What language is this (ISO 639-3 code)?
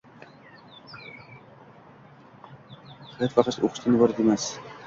uzb